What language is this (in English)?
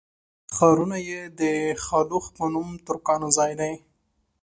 Pashto